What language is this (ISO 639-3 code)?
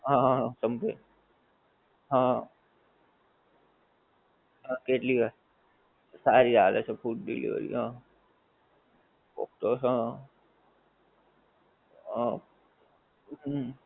guj